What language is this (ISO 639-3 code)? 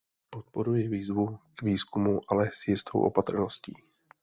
ces